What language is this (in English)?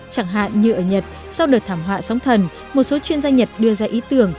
Vietnamese